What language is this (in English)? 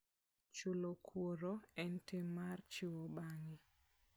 Luo (Kenya and Tanzania)